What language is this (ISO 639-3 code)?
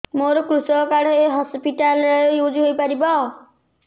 ori